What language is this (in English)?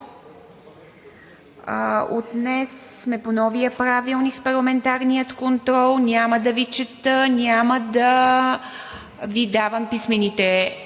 Bulgarian